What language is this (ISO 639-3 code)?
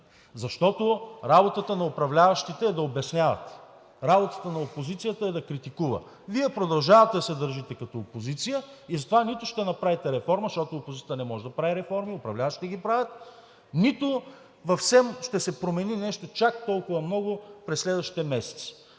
bul